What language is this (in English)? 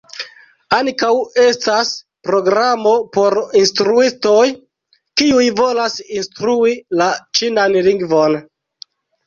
Esperanto